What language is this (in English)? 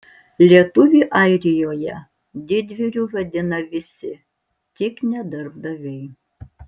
Lithuanian